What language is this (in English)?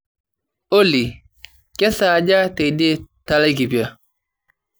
Masai